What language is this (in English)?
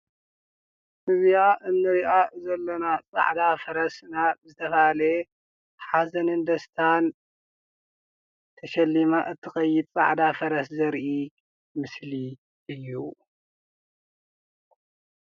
Tigrinya